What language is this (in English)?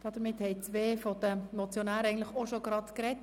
Swiss German